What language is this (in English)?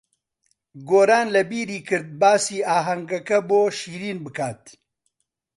Central Kurdish